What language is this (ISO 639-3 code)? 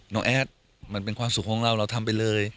tha